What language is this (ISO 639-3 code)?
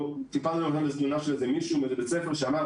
heb